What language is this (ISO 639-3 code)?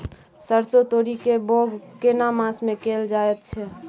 mai